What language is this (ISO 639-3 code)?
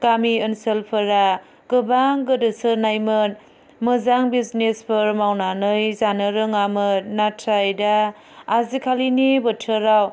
brx